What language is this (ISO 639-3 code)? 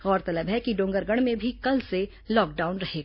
hin